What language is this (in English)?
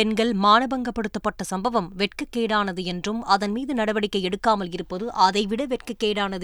Tamil